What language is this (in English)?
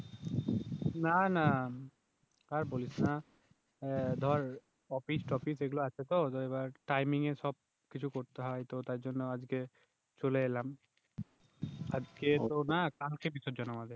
Bangla